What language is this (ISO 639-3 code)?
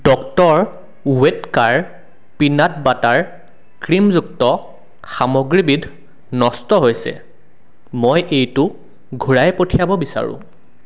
asm